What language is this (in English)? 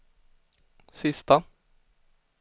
Swedish